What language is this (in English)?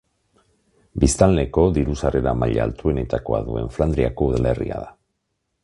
Basque